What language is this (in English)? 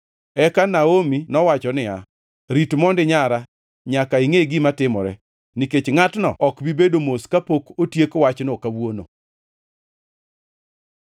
Luo (Kenya and Tanzania)